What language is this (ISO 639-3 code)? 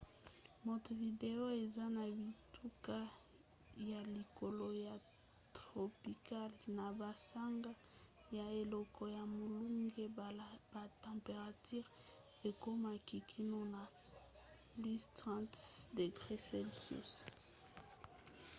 lin